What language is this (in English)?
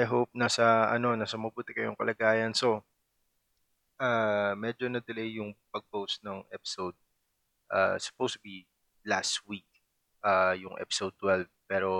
Filipino